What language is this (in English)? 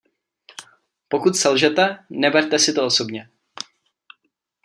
Czech